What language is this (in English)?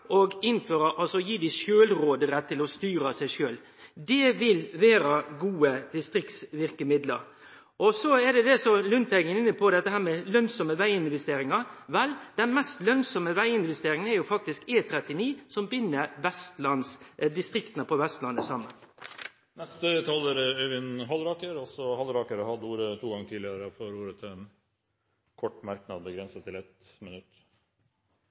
Norwegian